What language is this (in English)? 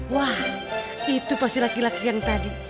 Indonesian